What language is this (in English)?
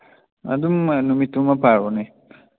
Manipuri